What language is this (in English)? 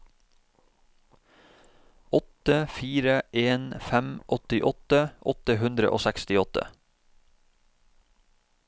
Norwegian